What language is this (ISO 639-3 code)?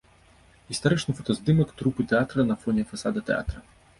bel